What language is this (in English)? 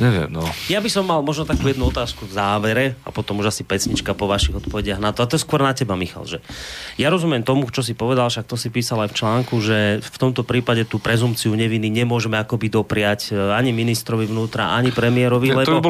Slovak